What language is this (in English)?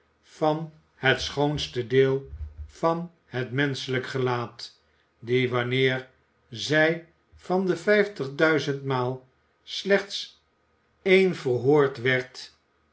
Dutch